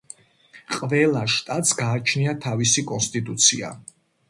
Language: Georgian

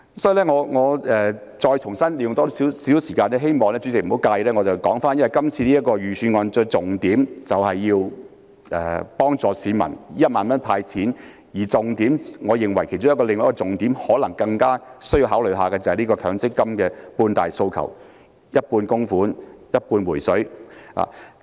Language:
Cantonese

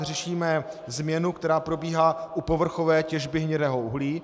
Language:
Czech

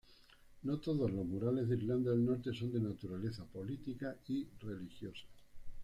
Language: Spanish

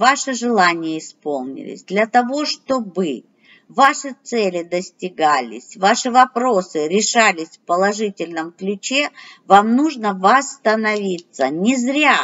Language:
Russian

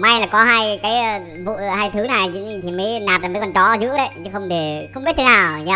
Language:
Vietnamese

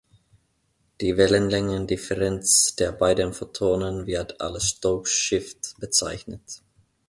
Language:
German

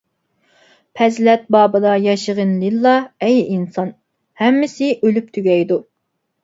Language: Uyghur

